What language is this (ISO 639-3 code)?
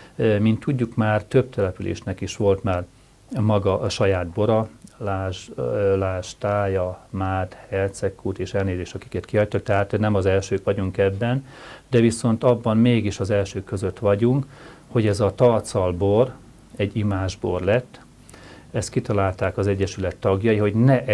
hun